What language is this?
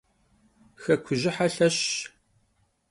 Kabardian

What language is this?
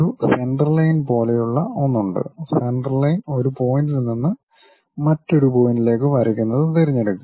Malayalam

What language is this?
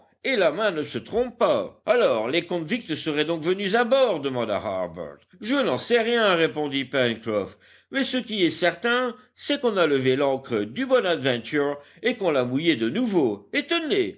French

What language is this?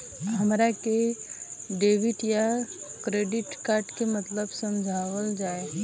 Bhojpuri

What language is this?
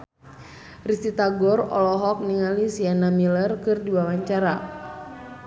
Sundanese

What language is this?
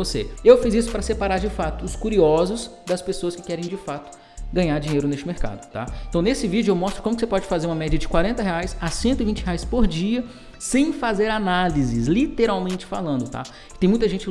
Portuguese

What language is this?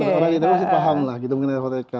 Indonesian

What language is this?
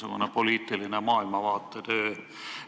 Estonian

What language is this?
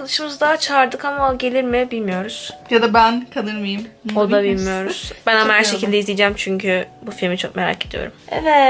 Turkish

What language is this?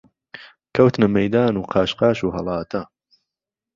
Central Kurdish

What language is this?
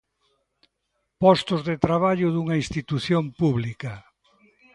Galician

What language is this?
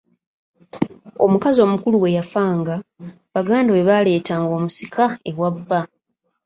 Ganda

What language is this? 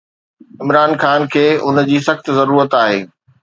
Sindhi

